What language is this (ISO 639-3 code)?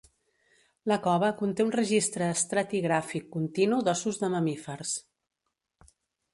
cat